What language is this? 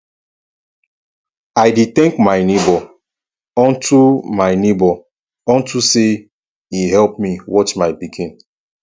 Nigerian Pidgin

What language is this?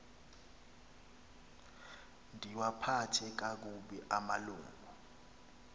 Xhosa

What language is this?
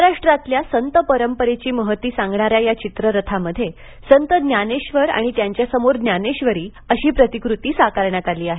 Marathi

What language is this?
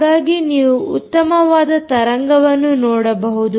Kannada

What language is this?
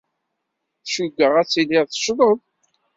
Kabyle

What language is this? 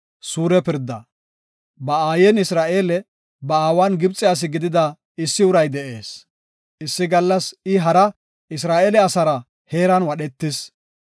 Gofa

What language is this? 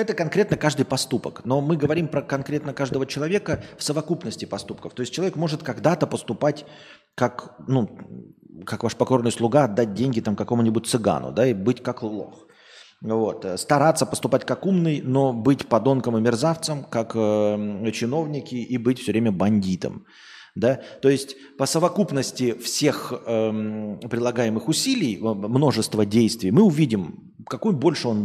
Russian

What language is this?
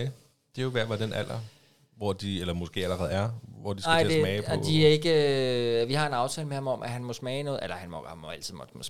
Danish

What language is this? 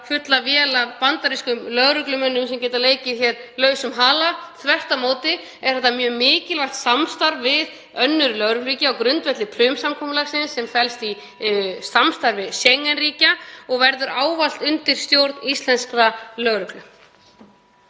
Icelandic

